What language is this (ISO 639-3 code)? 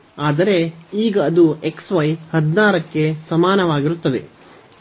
kan